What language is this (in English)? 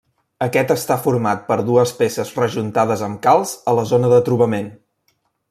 Catalan